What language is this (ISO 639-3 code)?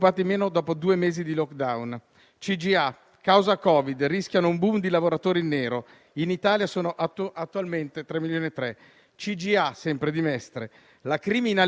ita